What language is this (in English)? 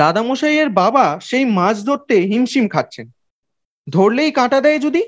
Bangla